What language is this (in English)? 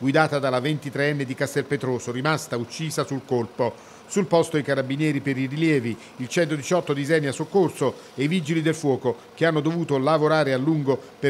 Italian